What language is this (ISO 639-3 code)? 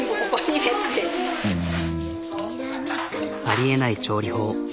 jpn